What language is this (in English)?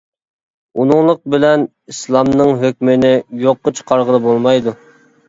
Uyghur